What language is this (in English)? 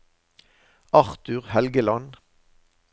Norwegian